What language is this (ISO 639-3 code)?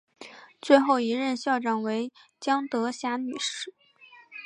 zho